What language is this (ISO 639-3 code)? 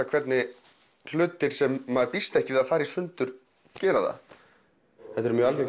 isl